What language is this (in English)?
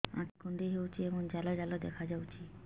Odia